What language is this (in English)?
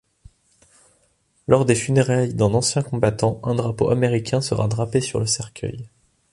French